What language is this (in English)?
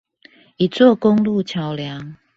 Chinese